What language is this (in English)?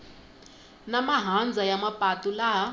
Tsonga